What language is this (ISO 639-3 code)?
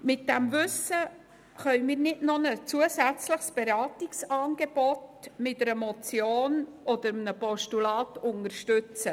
gsw